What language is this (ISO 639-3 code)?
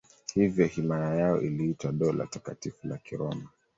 swa